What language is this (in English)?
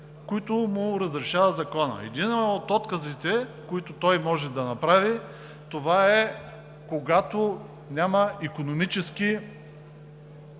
Bulgarian